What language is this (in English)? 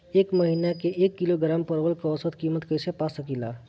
Bhojpuri